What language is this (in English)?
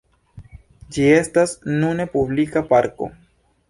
Esperanto